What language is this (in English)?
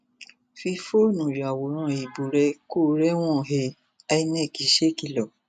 Yoruba